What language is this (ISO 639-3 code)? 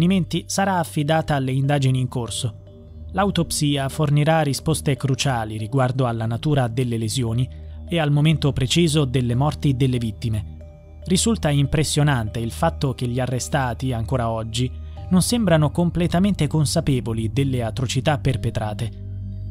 ita